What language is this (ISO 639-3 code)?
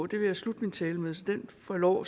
dan